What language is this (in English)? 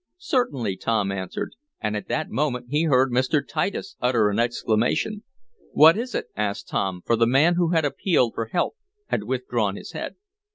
English